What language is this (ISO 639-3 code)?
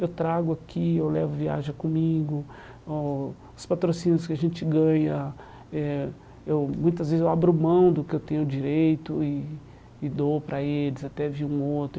por